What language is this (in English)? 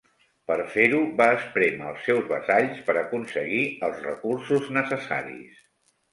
Catalan